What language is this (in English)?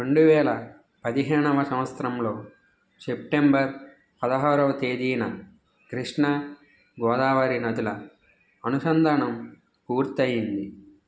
Telugu